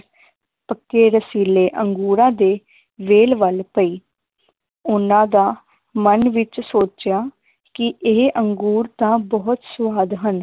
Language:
Punjabi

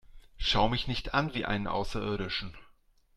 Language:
German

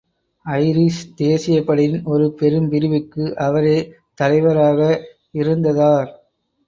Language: Tamil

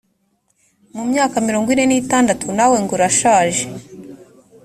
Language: Kinyarwanda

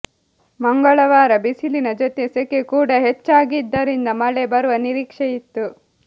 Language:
Kannada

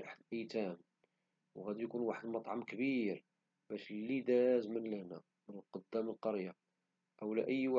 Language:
Moroccan Arabic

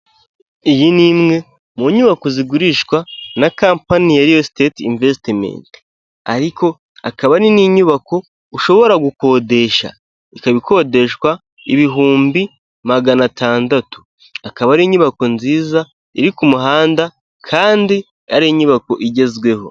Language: Kinyarwanda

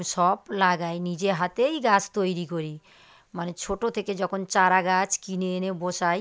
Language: Bangla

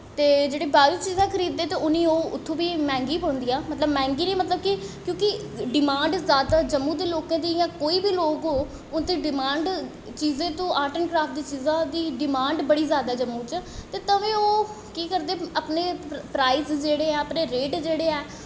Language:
Dogri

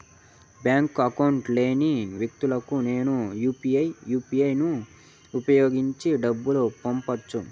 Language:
Telugu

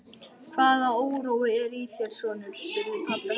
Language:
Icelandic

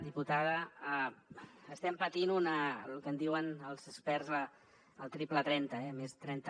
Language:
Catalan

